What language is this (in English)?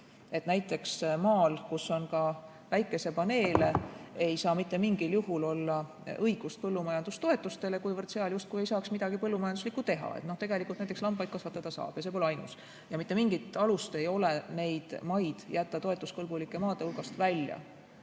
Estonian